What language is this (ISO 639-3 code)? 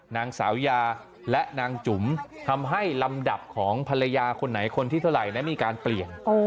tha